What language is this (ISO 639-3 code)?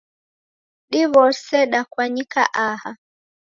dav